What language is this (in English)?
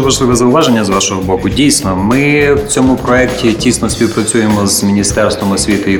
Ukrainian